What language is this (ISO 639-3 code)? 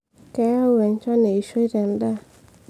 mas